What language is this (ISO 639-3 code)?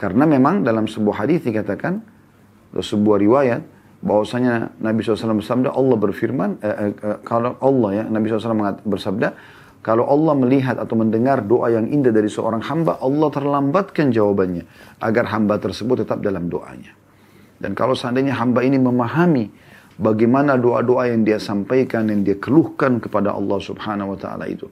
ind